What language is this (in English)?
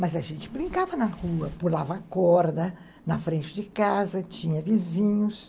Portuguese